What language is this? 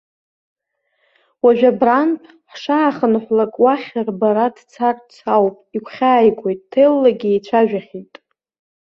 Abkhazian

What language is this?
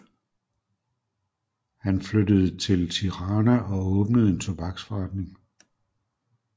Danish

